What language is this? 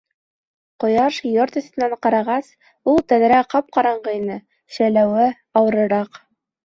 Bashkir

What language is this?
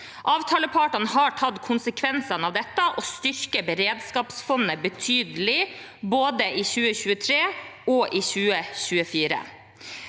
Norwegian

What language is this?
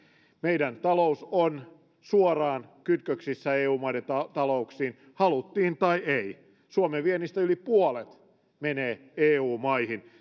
Finnish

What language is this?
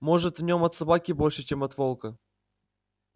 Russian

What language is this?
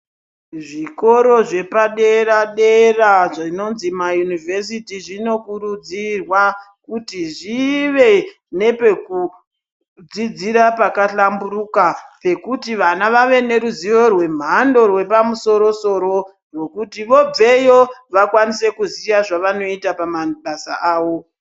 Ndau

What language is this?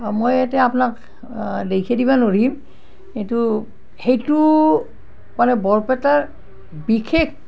Assamese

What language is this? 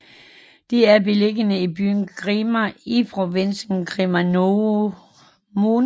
Danish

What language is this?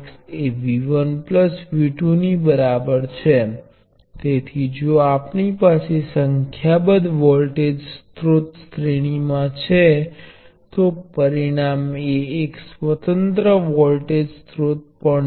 Gujarati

